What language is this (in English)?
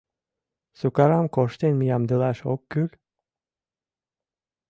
Mari